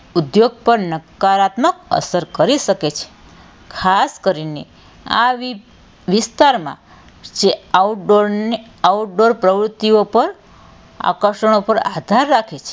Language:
Gujarati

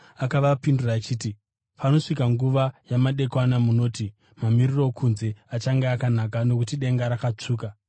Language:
Shona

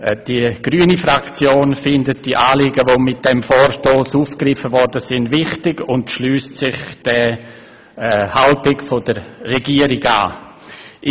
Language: Swiss German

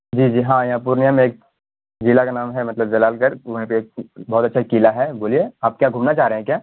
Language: Urdu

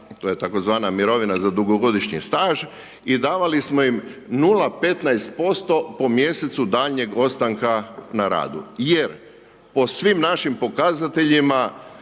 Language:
Croatian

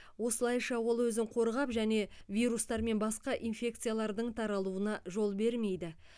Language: Kazakh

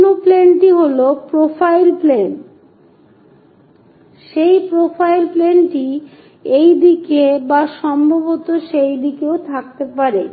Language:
Bangla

